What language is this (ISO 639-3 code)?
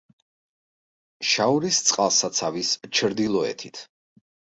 kat